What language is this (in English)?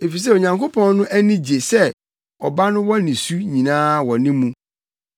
Akan